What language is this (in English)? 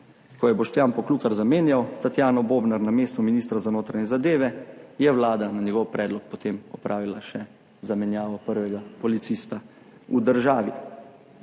Slovenian